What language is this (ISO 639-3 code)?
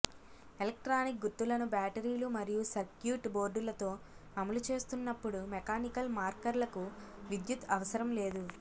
tel